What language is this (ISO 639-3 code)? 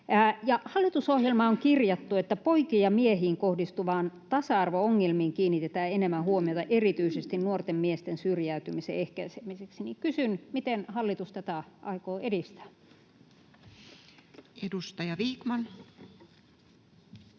fin